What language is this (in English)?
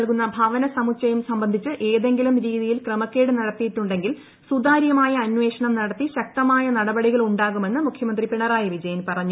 Malayalam